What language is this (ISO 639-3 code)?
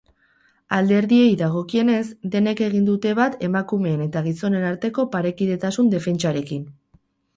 eus